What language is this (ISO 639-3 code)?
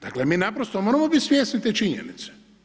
hrv